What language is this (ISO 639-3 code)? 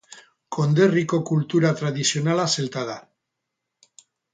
eus